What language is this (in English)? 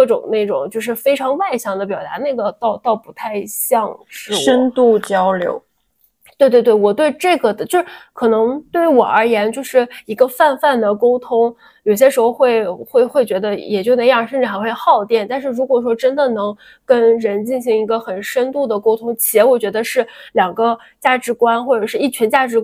Chinese